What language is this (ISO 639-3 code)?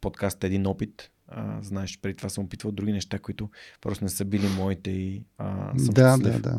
bul